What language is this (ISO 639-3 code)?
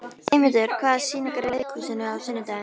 isl